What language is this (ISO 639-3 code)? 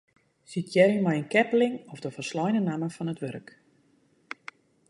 fry